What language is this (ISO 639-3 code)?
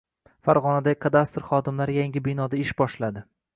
uzb